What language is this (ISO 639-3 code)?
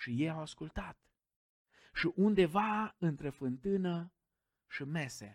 ron